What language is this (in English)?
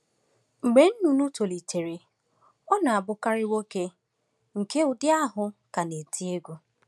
Igbo